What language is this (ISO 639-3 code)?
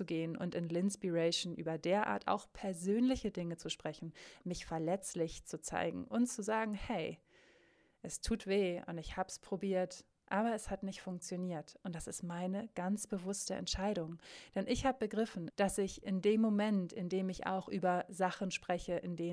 deu